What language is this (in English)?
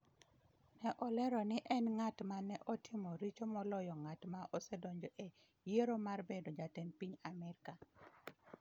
Luo (Kenya and Tanzania)